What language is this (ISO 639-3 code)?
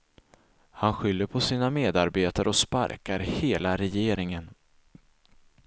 swe